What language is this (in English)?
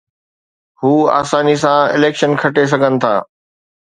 Sindhi